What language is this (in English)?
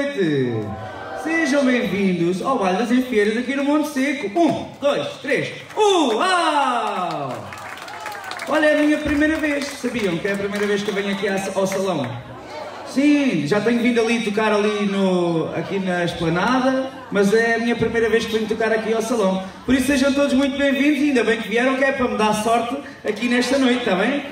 Portuguese